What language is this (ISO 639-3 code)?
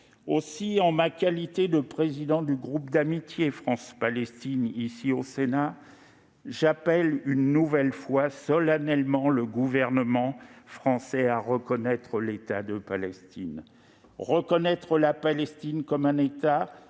fra